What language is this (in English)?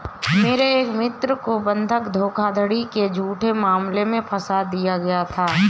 Hindi